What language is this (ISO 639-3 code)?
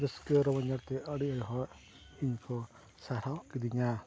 sat